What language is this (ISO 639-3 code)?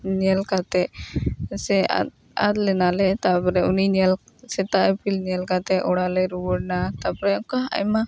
sat